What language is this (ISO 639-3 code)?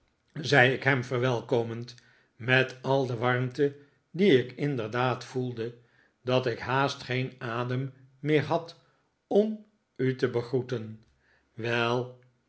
nld